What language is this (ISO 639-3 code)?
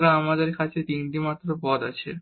ben